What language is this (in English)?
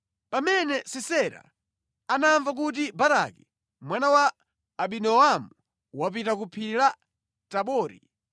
Nyanja